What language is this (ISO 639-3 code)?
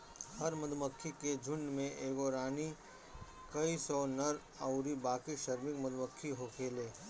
bho